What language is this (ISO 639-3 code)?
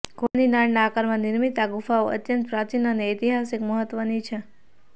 guj